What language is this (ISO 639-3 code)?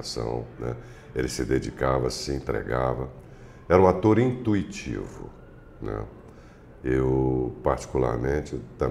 por